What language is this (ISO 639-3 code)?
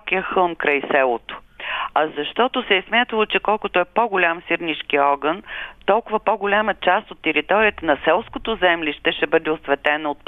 bul